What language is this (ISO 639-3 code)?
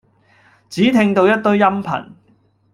yue